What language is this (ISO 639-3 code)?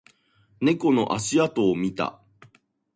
jpn